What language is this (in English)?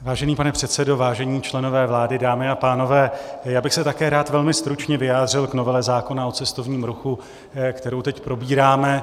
Czech